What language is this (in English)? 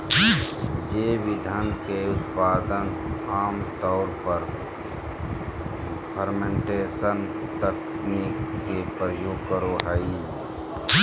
Magahi